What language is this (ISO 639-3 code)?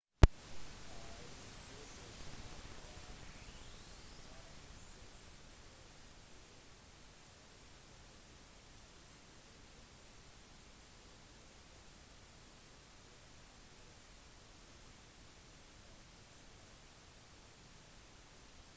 nob